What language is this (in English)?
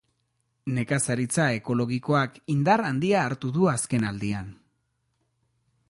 Basque